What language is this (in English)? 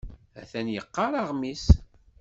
Kabyle